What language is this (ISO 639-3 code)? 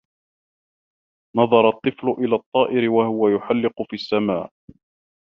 ara